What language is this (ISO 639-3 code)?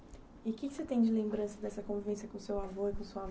por